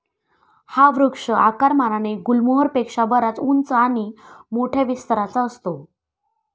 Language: Marathi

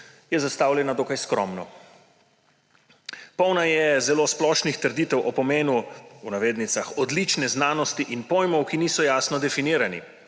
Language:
Slovenian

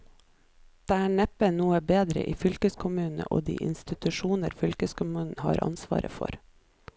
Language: Norwegian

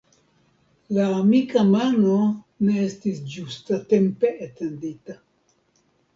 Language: Esperanto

